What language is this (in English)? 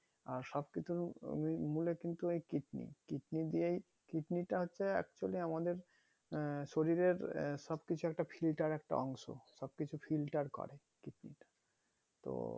Bangla